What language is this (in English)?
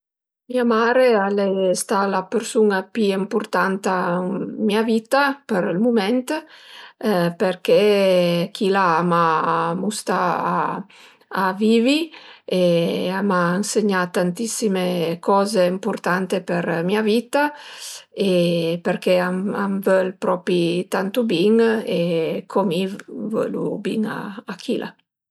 Piedmontese